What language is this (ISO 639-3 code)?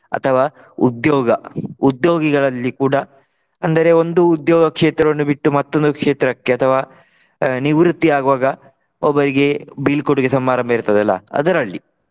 kan